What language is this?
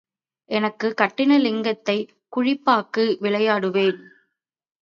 Tamil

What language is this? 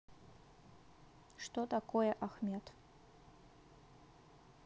Russian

